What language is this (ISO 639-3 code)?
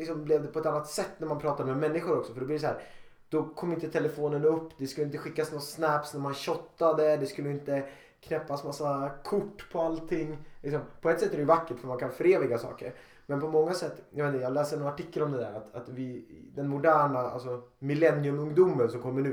swe